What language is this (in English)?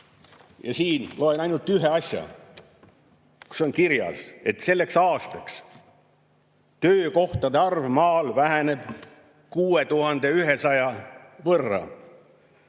Estonian